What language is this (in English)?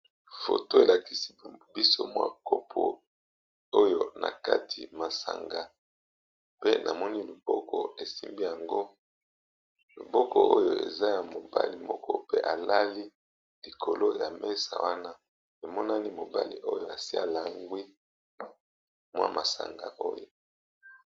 Lingala